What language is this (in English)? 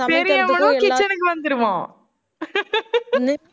Tamil